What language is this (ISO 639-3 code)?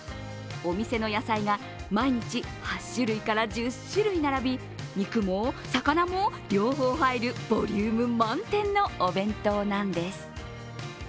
jpn